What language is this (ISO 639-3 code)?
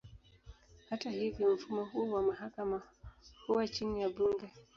swa